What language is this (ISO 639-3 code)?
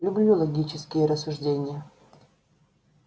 rus